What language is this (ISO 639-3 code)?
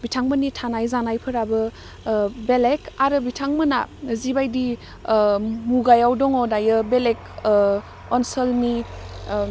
brx